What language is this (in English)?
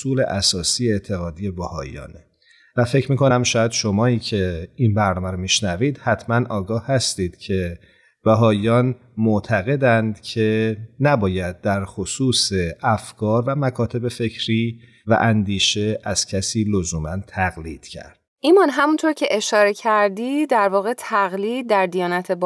Persian